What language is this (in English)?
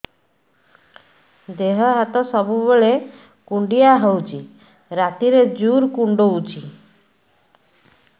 Odia